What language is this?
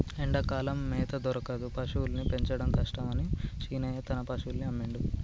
Telugu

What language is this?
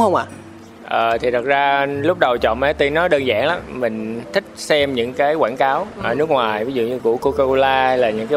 Vietnamese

